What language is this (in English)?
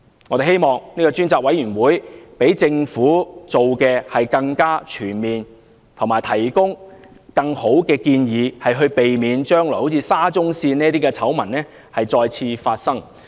Cantonese